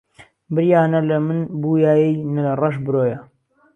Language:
Central Kurdish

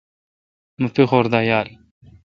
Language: Kalkoti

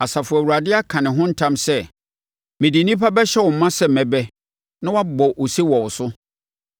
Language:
Akan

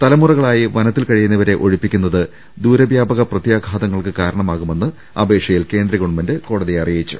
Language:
Malayalam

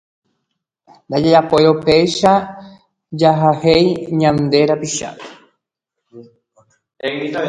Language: Guarani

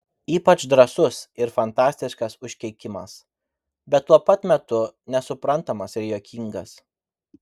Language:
Lithuanian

